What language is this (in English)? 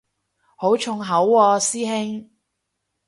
Cantonese